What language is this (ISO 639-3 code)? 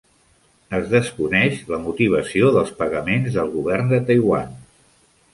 cat